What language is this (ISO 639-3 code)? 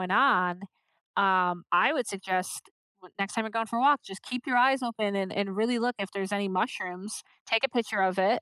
eng